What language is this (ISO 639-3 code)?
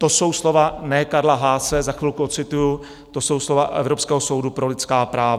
ces